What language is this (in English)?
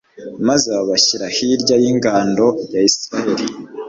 Kinyarwanda